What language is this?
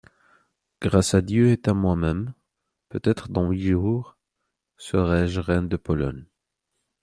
French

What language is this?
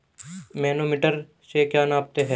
Hindi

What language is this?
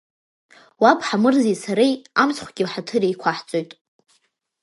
Abkhazian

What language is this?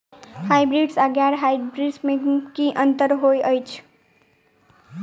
Maithili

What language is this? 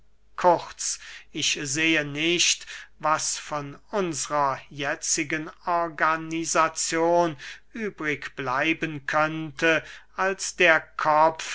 German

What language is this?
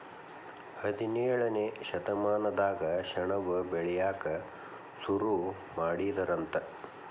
Kannada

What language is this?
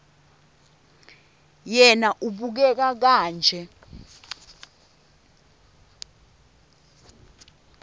Swati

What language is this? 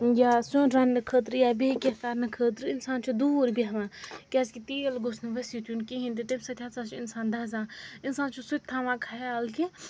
Kashmiri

